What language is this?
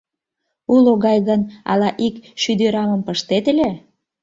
Mari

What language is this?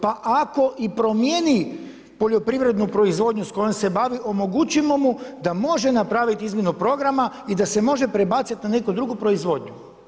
Croatian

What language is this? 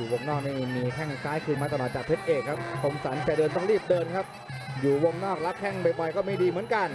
Thai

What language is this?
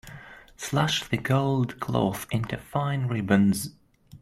English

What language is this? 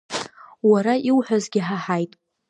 Abkhazian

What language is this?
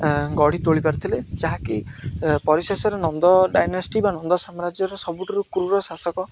Odia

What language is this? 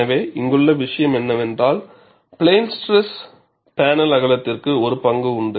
Tamil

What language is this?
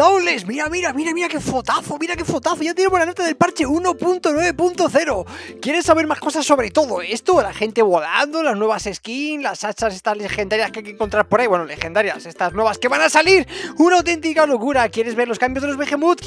Spanish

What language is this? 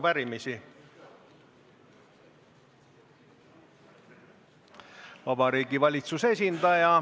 Estonian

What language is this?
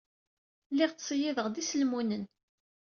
Kabyle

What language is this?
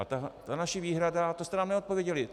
Czech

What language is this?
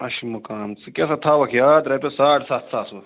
Kashmiri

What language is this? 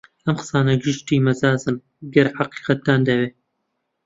Central Kurdish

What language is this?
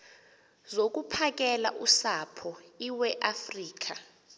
Xhosa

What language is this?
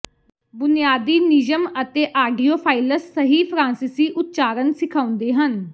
Punjabi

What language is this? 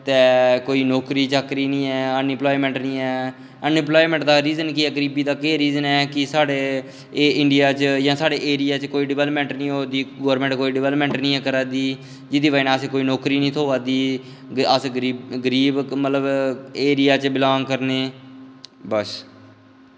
Dogri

